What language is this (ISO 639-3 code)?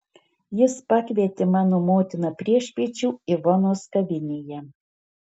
lit